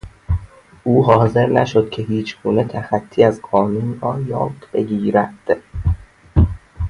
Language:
Persian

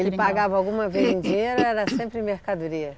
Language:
Portuguese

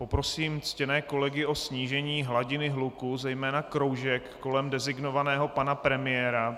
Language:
Czech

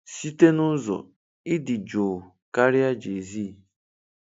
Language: Igbo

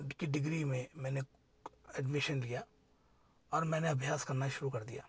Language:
Hindi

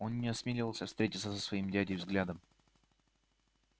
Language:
Russian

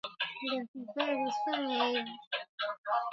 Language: Swahili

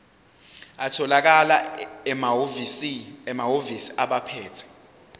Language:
Zulu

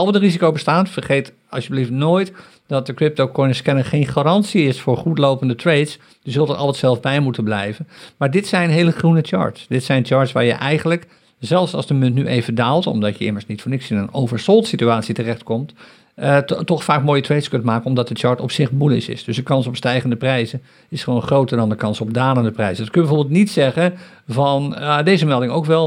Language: Dutch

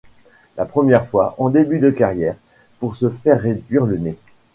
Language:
French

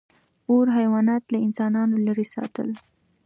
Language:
Pashto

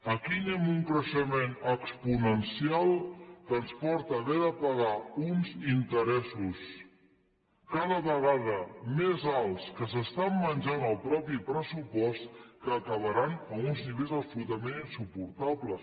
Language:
Catalan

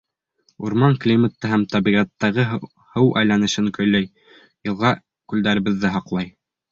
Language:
Bashkir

